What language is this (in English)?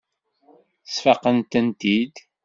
Kabyle